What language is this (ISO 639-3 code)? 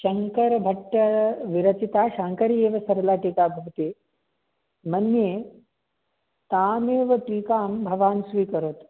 san